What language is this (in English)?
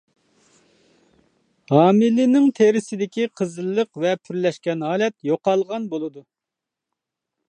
Uyghur